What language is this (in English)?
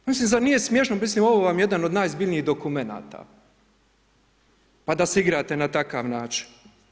Croatian